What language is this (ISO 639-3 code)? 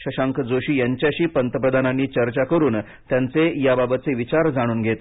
mar